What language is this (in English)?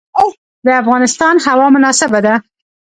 Pashto